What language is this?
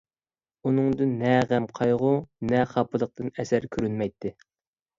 Uyghur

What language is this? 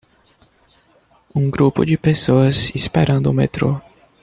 Portuguese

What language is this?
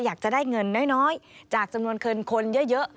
Thai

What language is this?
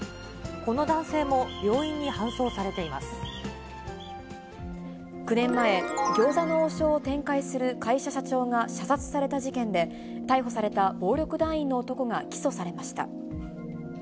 Japanese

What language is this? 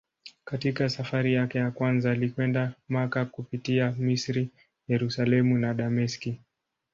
Swahili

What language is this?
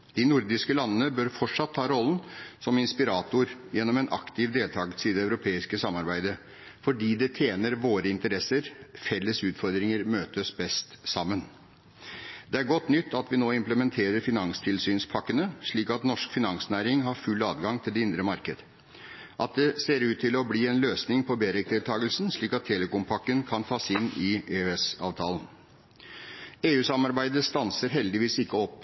Norwegian Bokmål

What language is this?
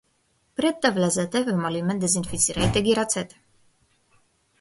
Macedonian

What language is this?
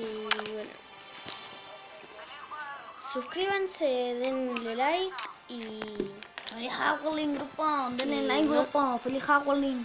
Spanish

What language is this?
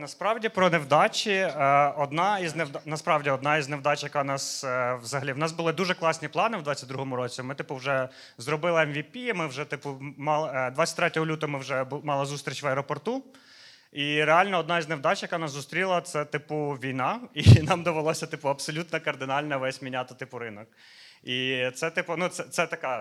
Ukrainian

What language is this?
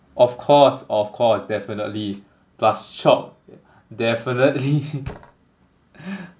English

